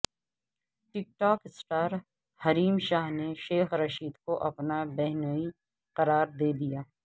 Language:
Urdu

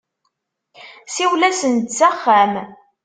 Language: Kabyle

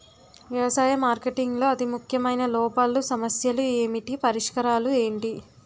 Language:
Telugu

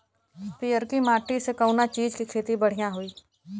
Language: Bhojpuri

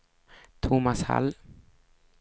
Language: Swedish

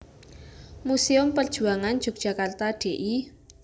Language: Javanese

